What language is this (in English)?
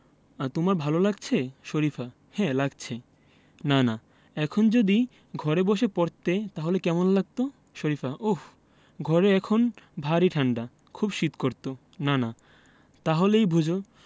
Bangla